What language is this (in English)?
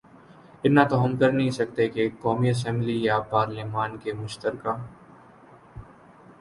Urdu